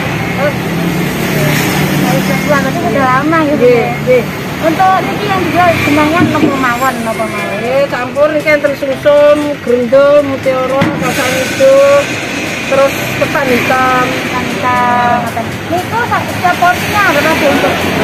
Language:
Indonesian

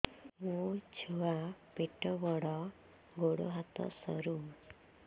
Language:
Odia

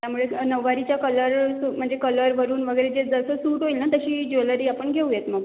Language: Marathi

